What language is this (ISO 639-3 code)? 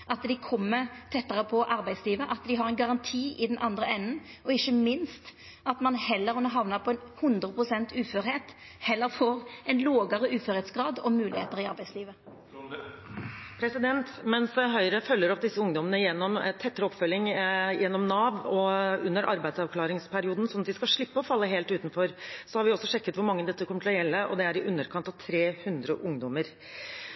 nor